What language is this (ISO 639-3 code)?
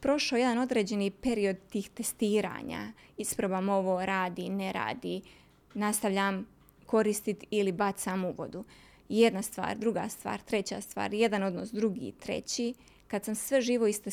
hrv